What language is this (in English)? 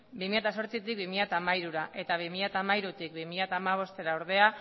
Basque